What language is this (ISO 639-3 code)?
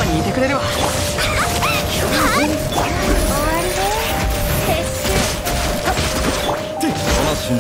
jpn